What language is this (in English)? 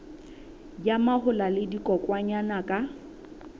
Southern Sotho